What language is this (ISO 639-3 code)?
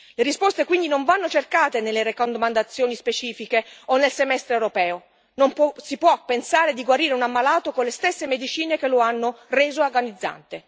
ita